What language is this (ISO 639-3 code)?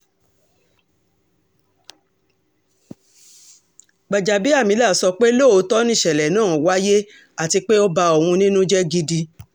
yor